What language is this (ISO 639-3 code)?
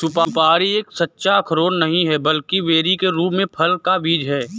hin